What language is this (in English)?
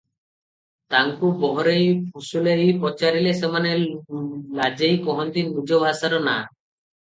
Odia